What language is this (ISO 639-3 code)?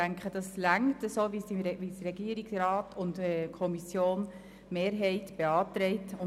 gsw